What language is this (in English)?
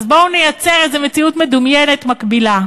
Hebrew